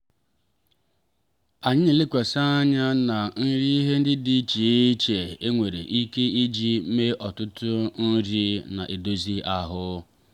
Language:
Igbo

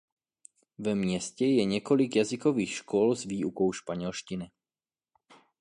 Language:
Czech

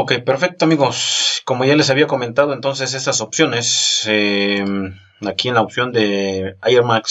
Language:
Spanish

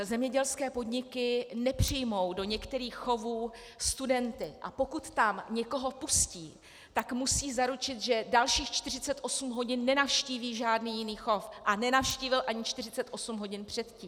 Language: Czech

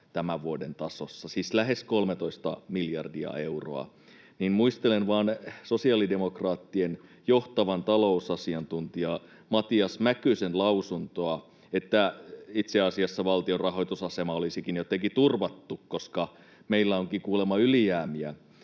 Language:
Finnish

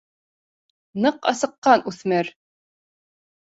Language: Bashkir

